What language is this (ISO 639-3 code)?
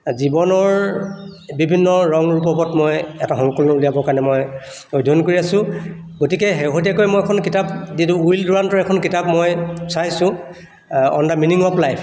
asm